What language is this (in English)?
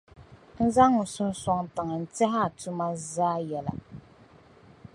Dagbani